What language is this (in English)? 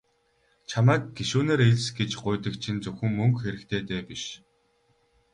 Mongolian